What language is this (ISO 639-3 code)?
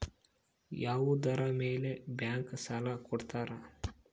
kan